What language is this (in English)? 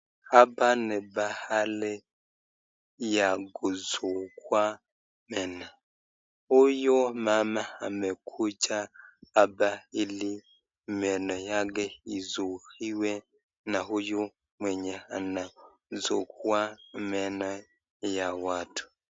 Swahili